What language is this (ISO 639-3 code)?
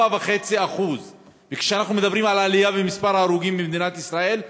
heb